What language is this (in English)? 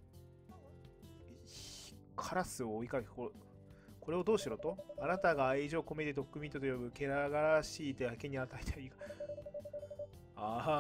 Japanese